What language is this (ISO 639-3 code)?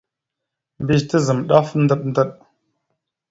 mxu